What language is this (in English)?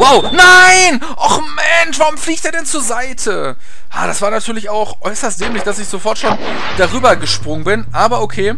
German